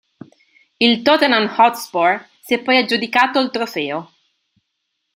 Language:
Italian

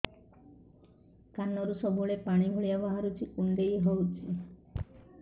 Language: Odia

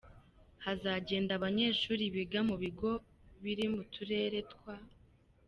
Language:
Kinyarwanda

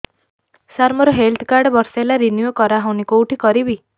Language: Odia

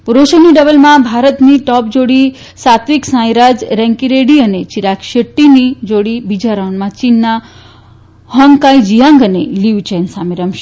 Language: Gujarati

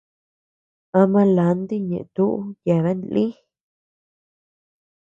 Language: Tepeuxila Cuicatec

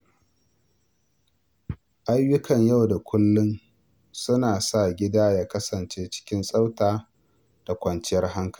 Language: Hausa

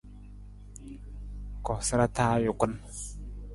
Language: Nawdm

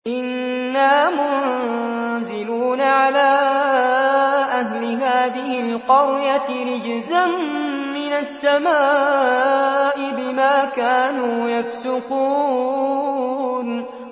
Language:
Arabic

